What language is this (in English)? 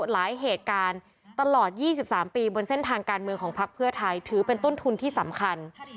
Thai